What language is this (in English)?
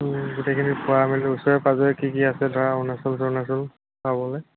Assamese